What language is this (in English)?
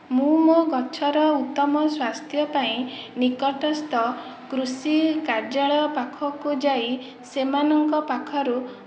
Odia